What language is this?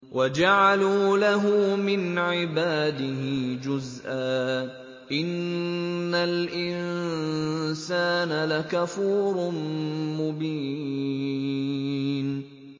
Arabic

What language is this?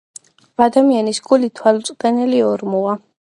Georgian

